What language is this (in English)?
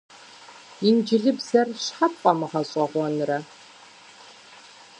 Kabardian